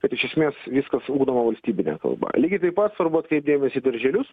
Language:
Lithuanian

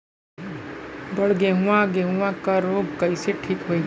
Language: Bhojpuri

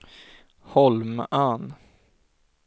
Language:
Swedish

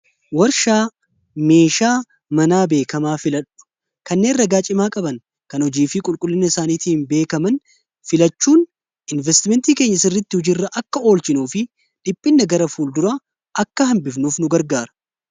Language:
Oromo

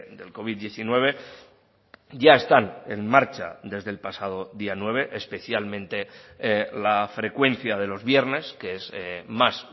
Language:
Spanish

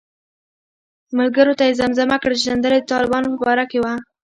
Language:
Pashto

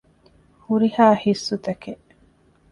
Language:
Divehi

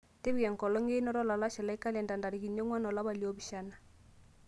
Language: Masai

